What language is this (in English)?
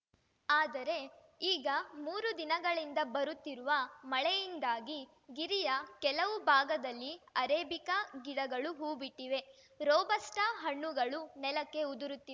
Kannada